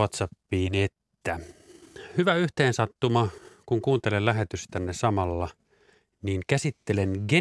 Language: Finnish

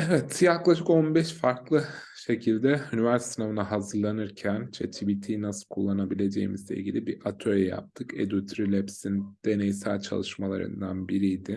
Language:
Turkish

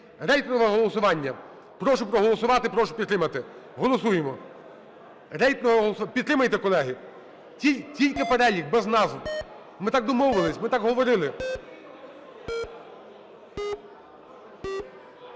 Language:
Ukrainian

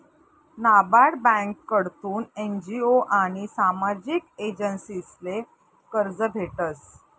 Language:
Marathi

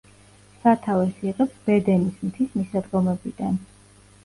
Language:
Georgian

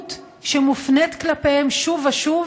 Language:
Hebrew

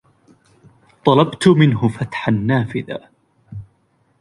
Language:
Arabic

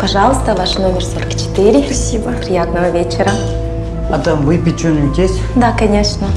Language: Russian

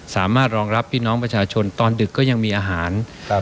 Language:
Thai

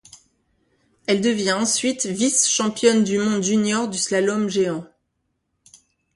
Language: French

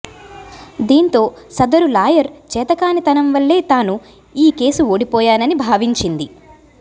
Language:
Telugu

